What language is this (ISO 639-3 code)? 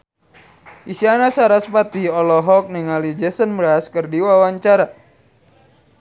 sun